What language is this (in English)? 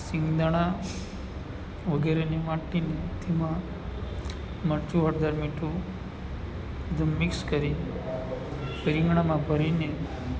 Gujarati